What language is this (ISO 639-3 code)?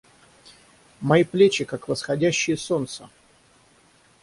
rus